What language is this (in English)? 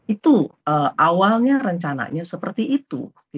Indonesian